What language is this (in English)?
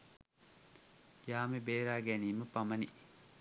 Sinhala